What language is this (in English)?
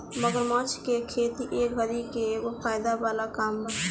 Bhojpuri